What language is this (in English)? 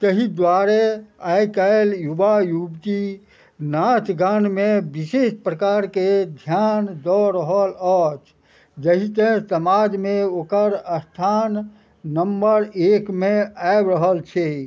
Maithili